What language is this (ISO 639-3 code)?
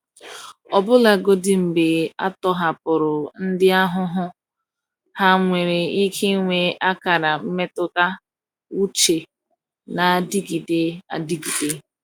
ibo